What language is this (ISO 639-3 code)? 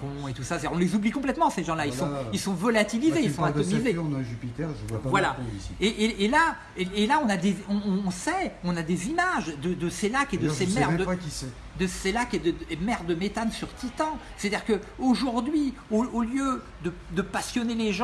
fra